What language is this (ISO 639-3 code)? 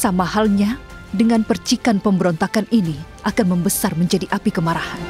ind